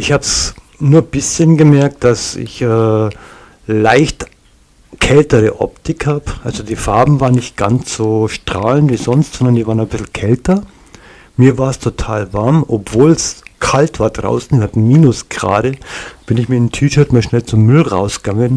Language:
German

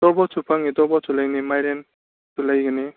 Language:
Manipuri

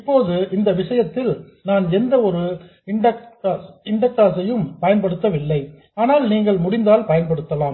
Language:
Tamil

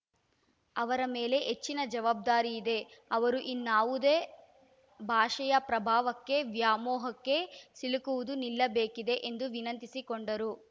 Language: Kannada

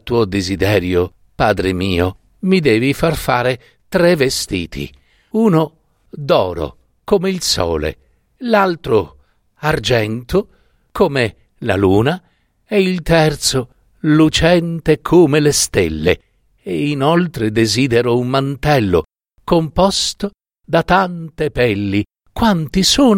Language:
Italian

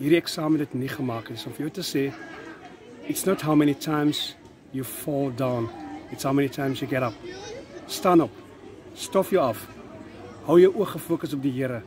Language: Dutch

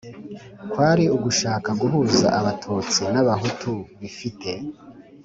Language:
Kinyarwanda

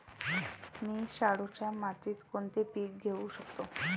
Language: Marathi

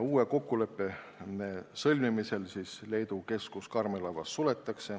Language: Estonian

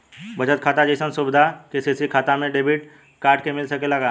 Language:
Bhojpuri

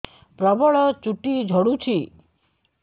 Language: Odia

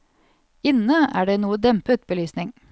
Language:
Norwegian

